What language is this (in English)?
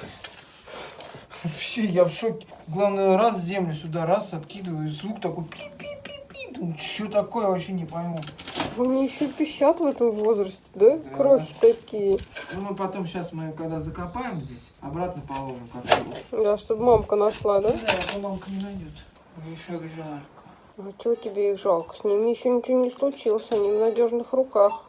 Russian